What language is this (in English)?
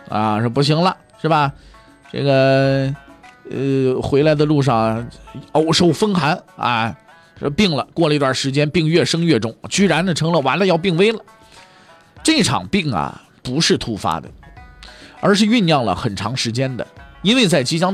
Chinese